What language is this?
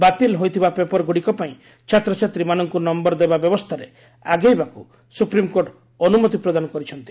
Odia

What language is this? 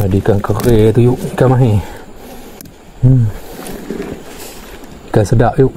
Malay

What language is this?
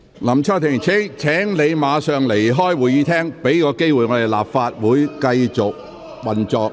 Cantonese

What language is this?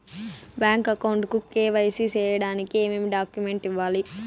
Telugu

